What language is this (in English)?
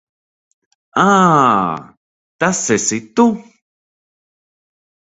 Latvian